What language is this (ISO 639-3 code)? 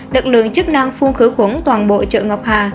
vie